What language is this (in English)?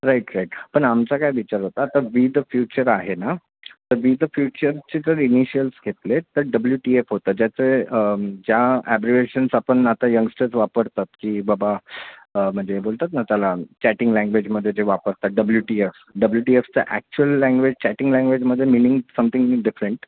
Marathi